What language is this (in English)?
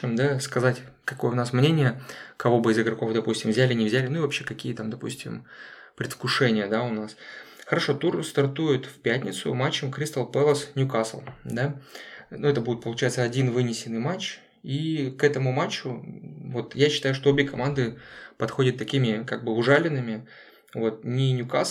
Russian